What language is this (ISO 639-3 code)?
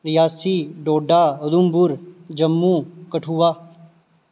doi